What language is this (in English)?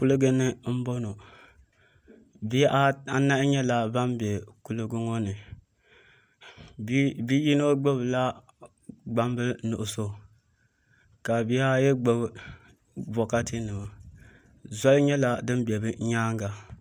Dagbani